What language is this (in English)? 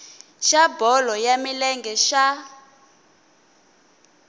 Tsonga